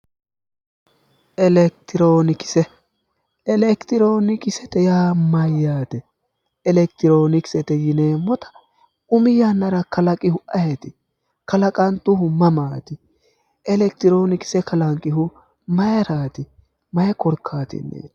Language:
Sidamo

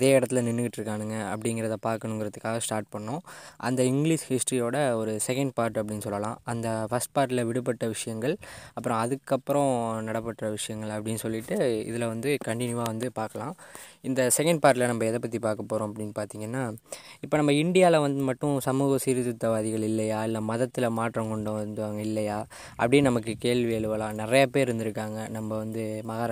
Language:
Tamil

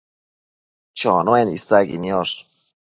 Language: Matsés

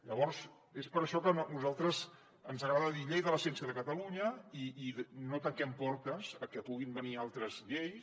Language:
Catalan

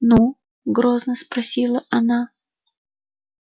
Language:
Russian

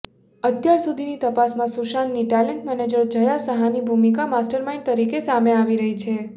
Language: Gujarati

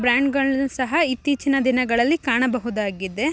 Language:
Kannada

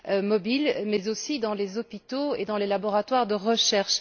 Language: French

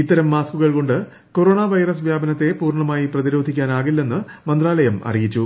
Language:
Malayalam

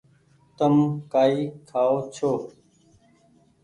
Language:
Goaria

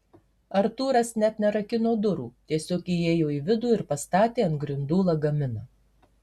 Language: Lithuanian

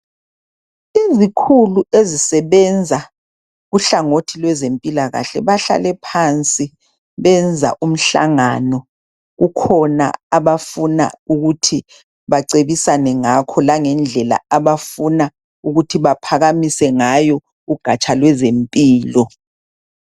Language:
North Ndebele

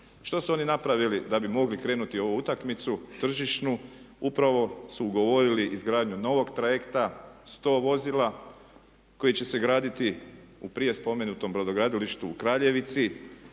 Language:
Croatian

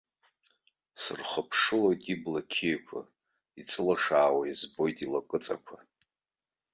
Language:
Abkhazian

